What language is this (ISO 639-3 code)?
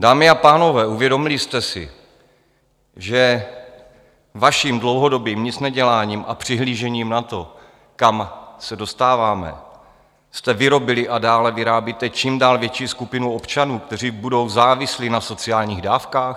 ces